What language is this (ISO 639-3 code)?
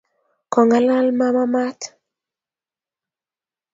kln